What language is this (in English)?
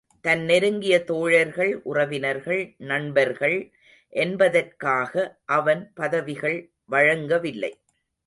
Tamil